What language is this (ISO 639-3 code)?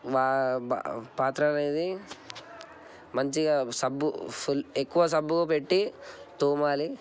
tel